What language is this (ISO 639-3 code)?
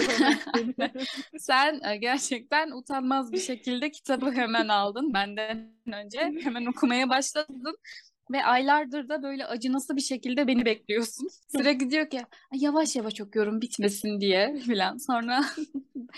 tur